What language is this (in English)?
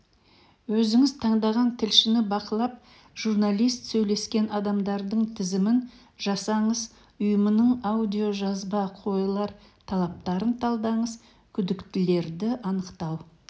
Kazakh